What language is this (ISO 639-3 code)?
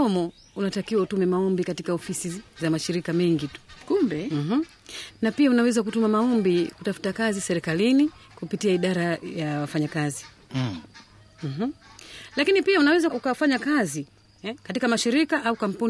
swa